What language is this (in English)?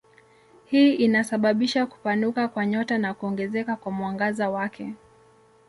Swahili